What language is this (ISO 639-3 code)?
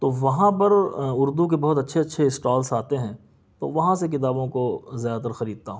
urd